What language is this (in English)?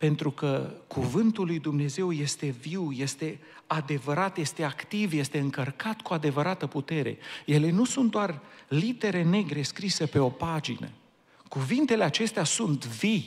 Romanian